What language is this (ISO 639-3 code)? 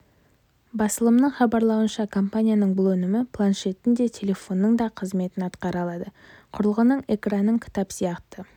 kaz